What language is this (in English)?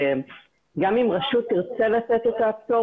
Hebrew